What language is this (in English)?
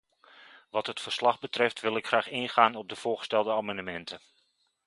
Dutch